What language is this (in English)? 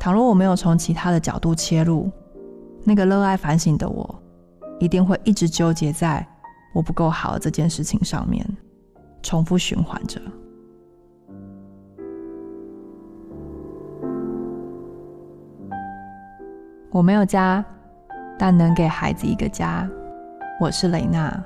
Chinese